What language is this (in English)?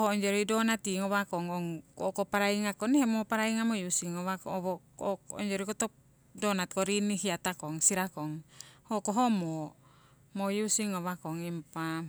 Siwai